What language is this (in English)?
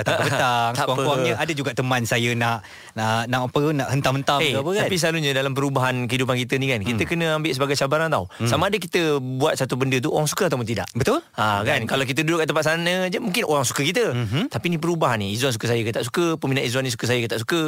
Malay